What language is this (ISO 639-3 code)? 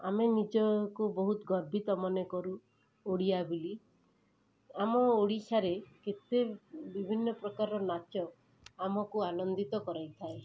ori